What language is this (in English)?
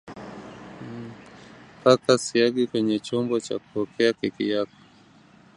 Swahili